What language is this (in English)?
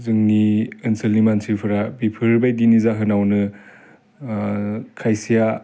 Bodo